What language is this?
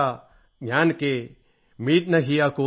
Malayalam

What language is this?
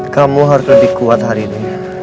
Indonesian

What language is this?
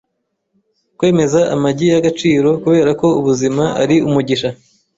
Kinyarwanda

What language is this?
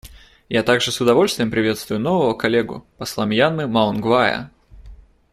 Russian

